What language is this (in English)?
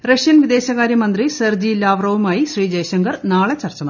Malayalam